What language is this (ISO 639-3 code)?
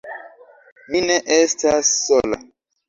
epo